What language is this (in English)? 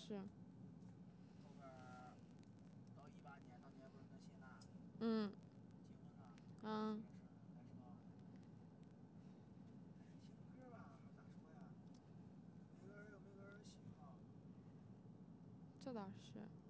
Chinese